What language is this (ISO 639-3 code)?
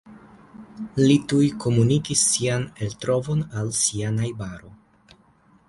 epo